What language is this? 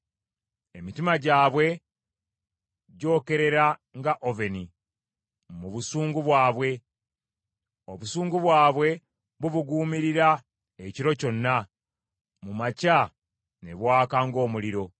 Ganda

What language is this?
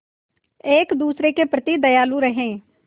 Hindi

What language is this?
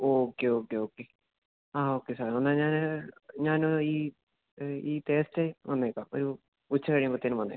Malayalam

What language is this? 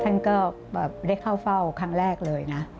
Thai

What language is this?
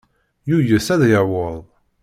Kabyle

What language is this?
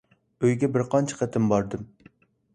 Uyghur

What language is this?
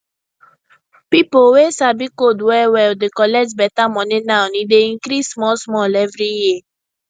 Nigerian Pidgin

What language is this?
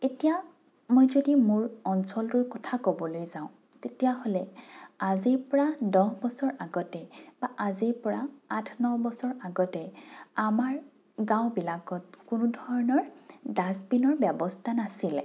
Assamese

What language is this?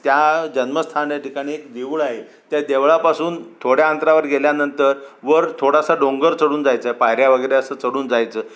Marathi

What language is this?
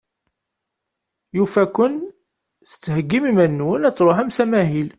Kabyle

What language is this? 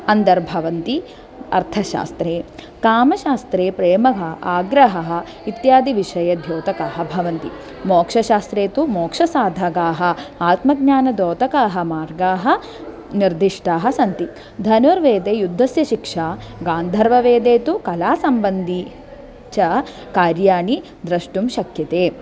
Sanskrit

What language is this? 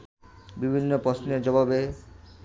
Bangla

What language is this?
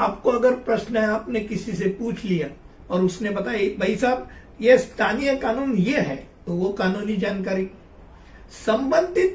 Hindi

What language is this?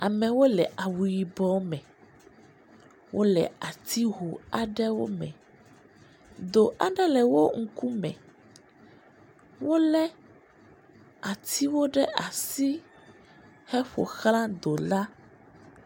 Ewe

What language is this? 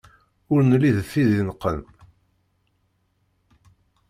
Kabyle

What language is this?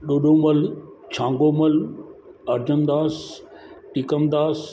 Sindhi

